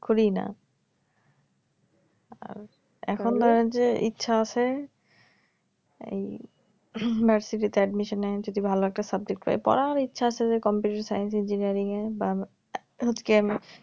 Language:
Bangla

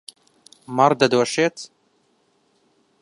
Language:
Central Kurdish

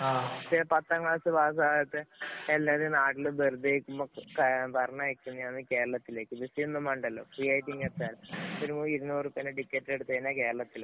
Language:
Malayalam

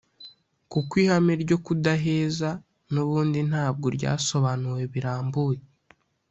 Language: Kinyarwanda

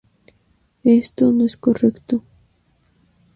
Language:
Spanish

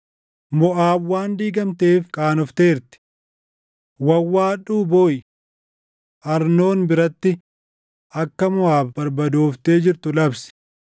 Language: Oromo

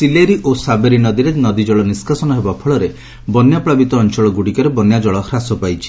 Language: Odia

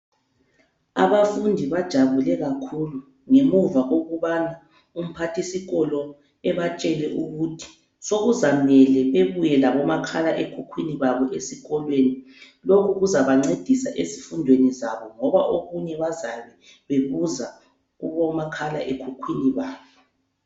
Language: North Ndebele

